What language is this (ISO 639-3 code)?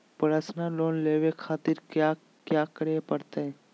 mag